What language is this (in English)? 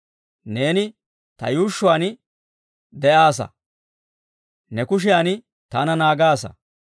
Dawro